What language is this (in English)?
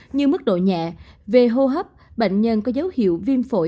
Vietnamese